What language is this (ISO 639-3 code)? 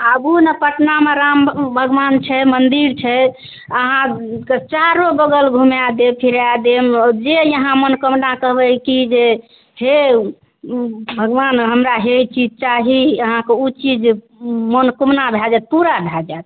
mai